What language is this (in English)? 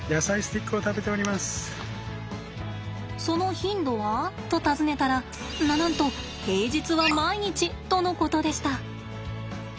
Japanese